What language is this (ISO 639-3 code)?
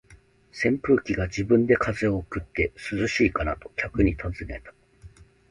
jpn